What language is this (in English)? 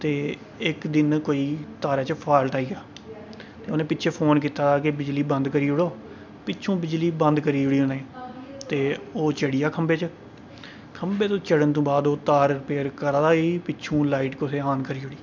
Dogri